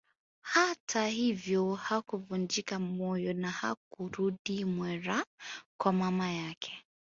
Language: Swahili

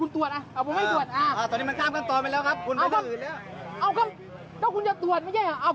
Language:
Thai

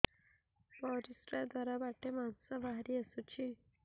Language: Odia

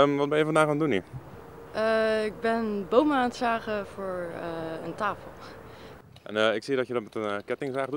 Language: Dutch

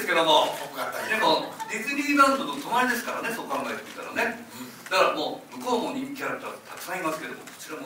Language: Japanese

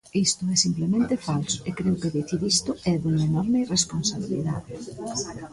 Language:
Galician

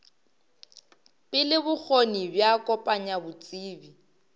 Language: Northern Sotho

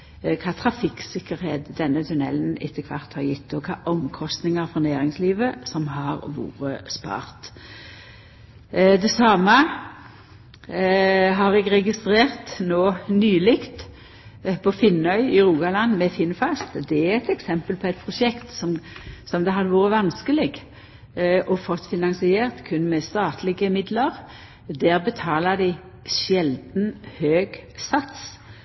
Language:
Norwegian Nynorsk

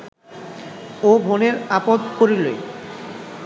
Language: Bangla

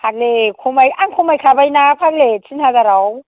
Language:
Bodo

